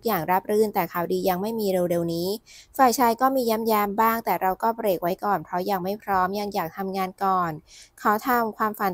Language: Thai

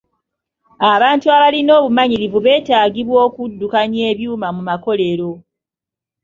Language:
Ganda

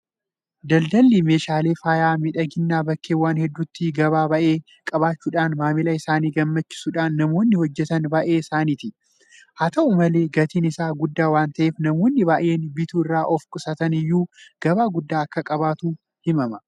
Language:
Oromo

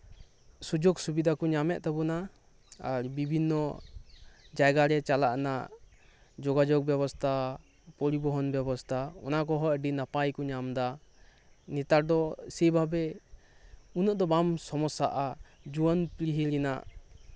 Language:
Santali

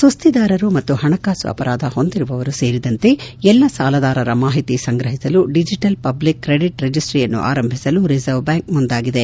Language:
Kannada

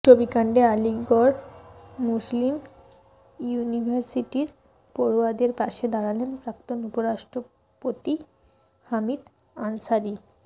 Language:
Bangla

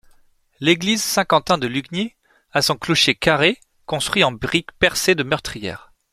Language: French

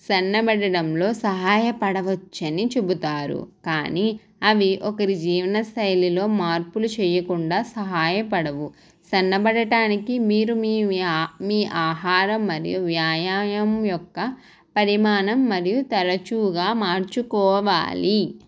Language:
Telugu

